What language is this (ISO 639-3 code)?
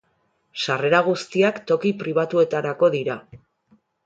eus